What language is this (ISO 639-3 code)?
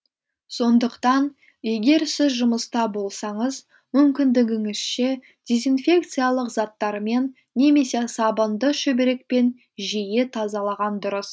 kaz